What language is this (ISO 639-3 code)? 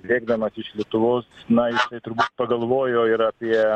lit